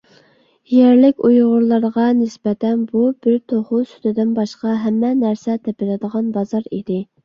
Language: Uyghur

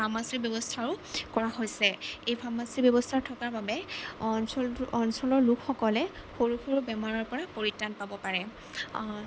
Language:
Assamese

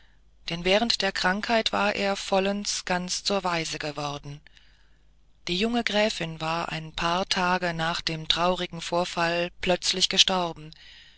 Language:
German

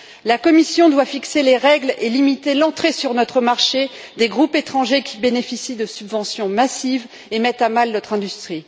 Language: French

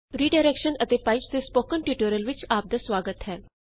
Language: Punjabi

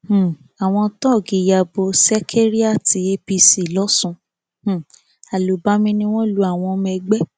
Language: Yoruba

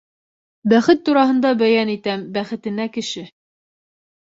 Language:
Bashkir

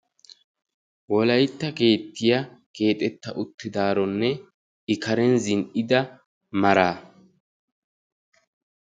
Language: Wolaytta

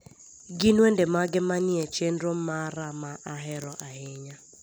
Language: Luo (Kenya and Tanzania)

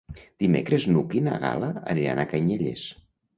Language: Catalan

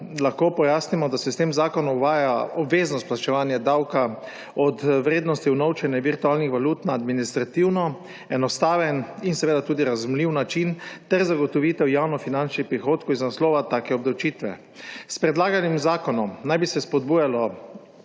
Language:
Slovenian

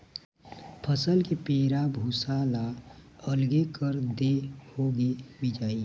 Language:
Chhattisgarhi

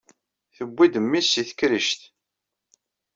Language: Kabyle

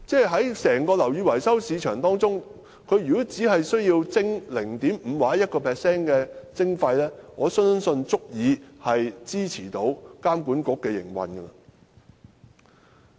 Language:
Cantonese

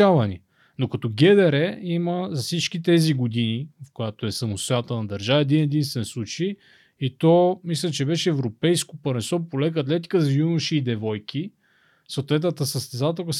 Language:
Bulgarian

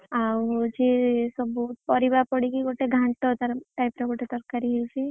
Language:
Odia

